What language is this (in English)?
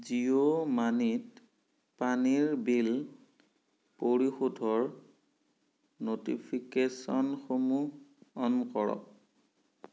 Assamese